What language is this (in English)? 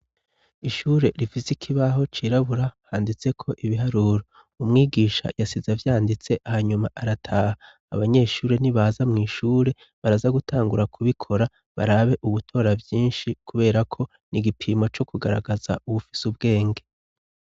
Rundi